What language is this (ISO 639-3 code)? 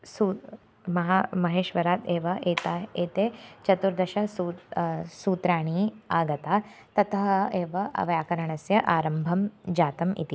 san